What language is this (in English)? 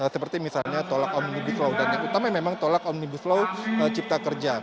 Indonesian